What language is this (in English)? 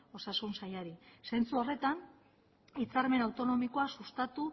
Basque